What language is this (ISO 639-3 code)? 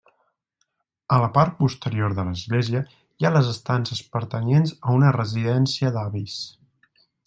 cat